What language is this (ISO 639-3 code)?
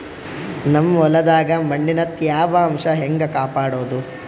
kan